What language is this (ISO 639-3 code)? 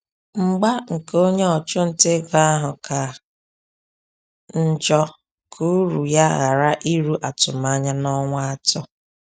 ibo